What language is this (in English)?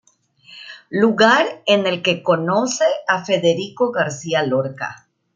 Spanish